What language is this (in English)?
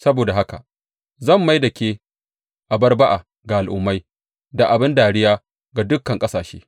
Hausa